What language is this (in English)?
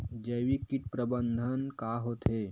Chhattisgarhi